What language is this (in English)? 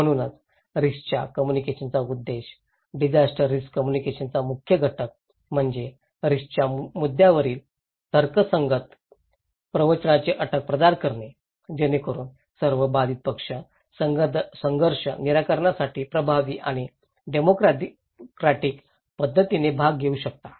Marathi